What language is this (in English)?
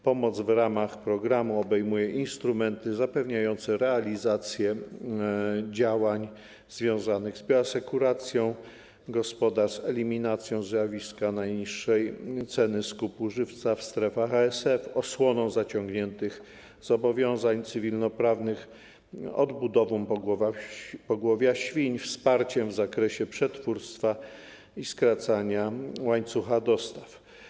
Polish